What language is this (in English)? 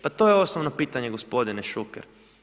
Croatian